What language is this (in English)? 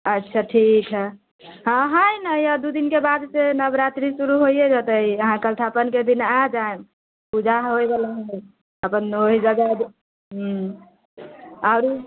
Maithili